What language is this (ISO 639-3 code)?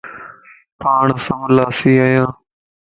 lss